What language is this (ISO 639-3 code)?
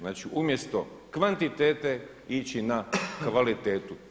hrv